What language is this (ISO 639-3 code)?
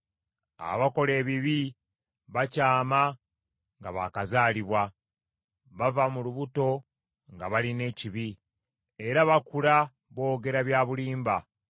lug